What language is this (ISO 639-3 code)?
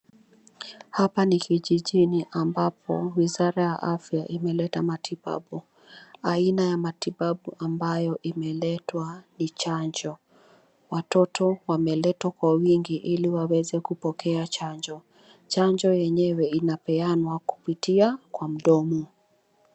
swa